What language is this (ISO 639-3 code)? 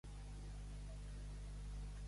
cat